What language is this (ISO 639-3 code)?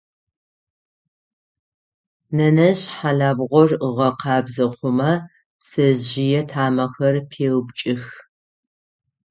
ady